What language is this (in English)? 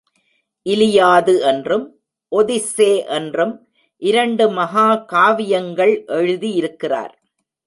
Tamil